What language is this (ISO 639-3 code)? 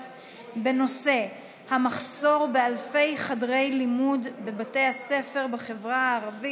heb